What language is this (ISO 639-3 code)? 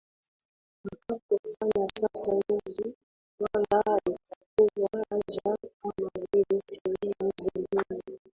swa